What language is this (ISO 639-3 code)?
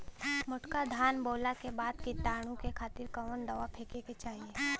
bho